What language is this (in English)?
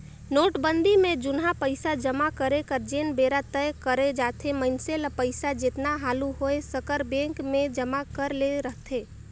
Chhattisgarhi